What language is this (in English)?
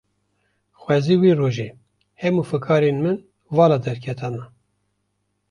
Kurdish